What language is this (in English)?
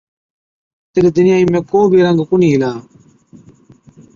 Od